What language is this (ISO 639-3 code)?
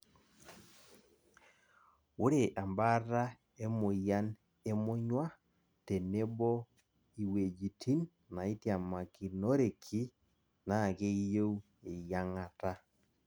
mas